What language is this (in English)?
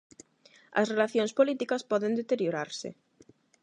Galician